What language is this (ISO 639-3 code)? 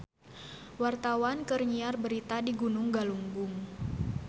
sun